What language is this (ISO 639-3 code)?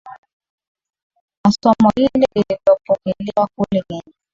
swa